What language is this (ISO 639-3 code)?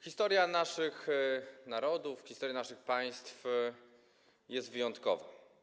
pol